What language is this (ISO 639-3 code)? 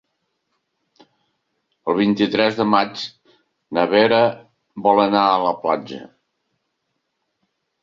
cat